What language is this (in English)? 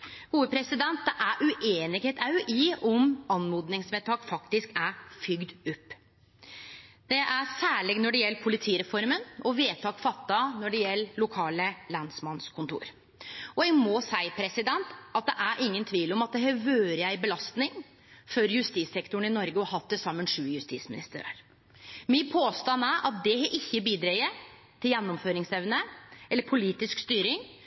Norwegian Nynorsk